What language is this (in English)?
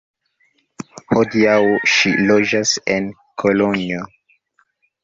Esperanto